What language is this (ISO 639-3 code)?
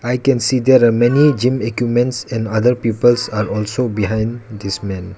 eng